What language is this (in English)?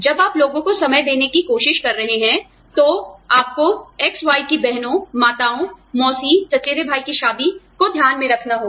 Hindi